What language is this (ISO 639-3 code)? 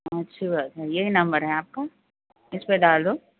urd